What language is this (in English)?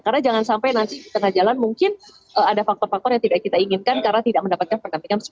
Indonesian